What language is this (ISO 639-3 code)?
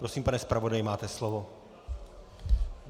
ces